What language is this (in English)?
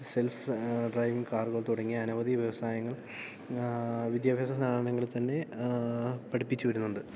Malayalam